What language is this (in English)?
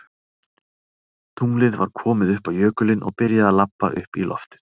Icelandic